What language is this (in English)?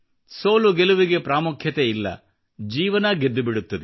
Kannada